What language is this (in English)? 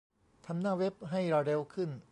Thai